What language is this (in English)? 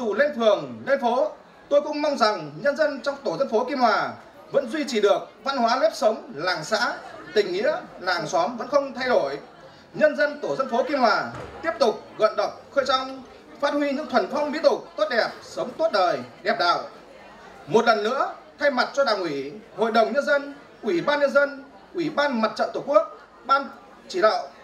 Vietnamese